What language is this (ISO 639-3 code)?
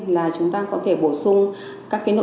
vie